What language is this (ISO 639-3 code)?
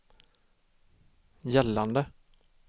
swe